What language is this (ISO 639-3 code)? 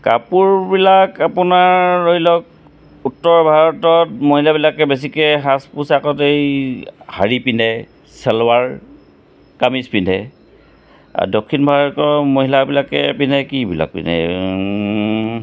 asm